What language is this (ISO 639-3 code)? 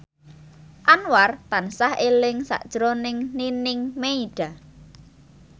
jav